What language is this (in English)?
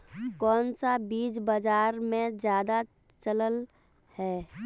Magahi